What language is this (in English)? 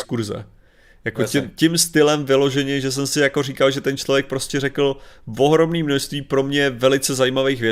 Czech